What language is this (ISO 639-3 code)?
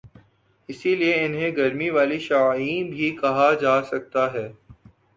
urd